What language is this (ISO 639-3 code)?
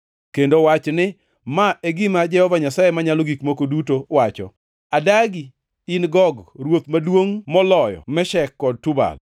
luo